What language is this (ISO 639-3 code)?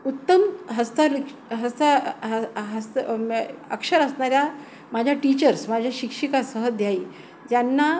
mar